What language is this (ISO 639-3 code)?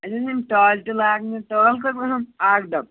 kas